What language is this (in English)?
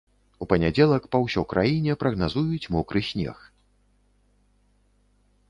Belarusian